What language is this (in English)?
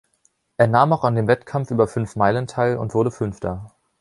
German